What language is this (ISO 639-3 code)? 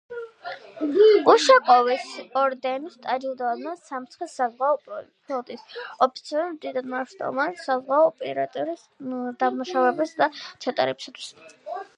kat